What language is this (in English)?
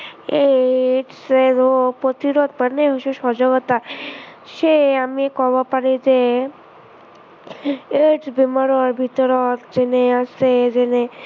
Assamese